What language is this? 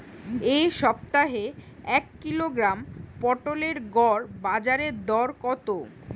Bangla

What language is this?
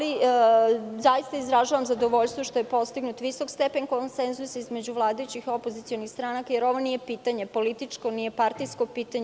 Serbian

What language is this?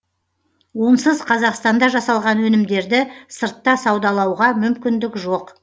Kazakh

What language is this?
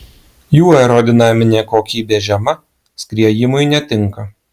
Lithuanian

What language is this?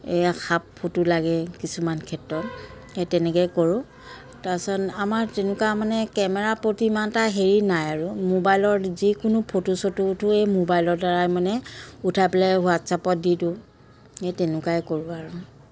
Assamese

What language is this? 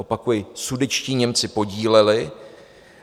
Czech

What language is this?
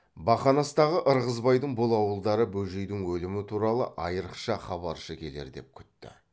Kazakh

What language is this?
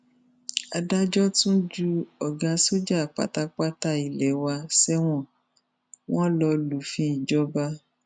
Yoruba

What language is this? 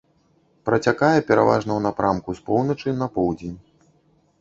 Belarusian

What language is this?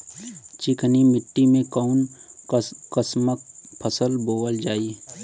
Bhojpuri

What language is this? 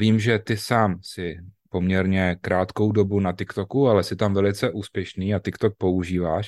Czech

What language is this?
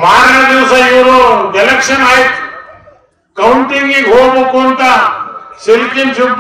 Turkish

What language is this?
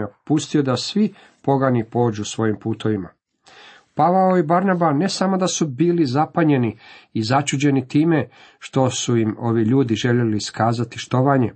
Croatian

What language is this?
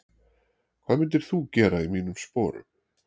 Icelandic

